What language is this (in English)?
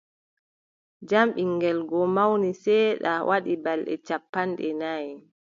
Adamawa Fulfulde